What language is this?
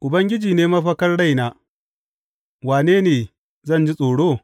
Hausa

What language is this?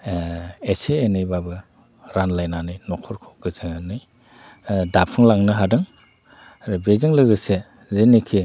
Bodo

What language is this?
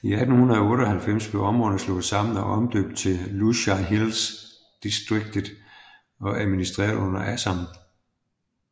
Danish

